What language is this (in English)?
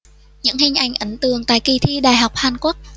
Vietnamese